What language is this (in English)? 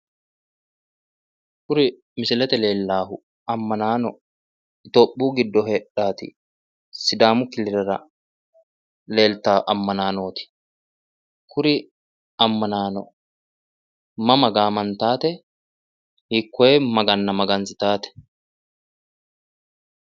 Sidamo